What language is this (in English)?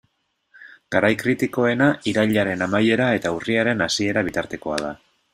Basque